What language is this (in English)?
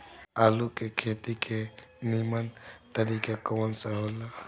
Bhojpuri